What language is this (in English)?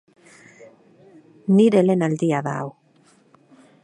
Basque